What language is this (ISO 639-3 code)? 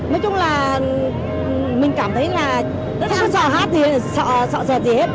vie